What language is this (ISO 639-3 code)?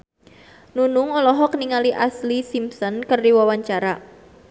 sun